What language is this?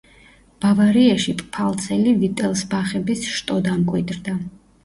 Georgian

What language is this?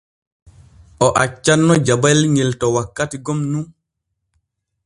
Borgu Fulfulde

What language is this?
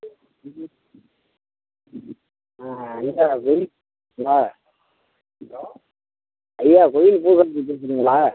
Tamil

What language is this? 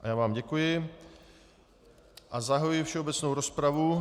Czech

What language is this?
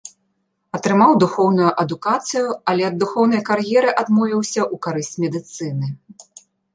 Belarusian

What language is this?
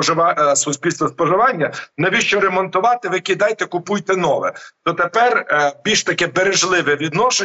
Ukrainian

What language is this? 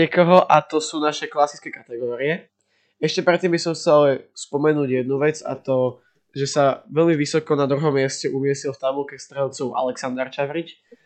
Slovak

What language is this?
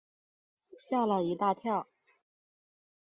Chinese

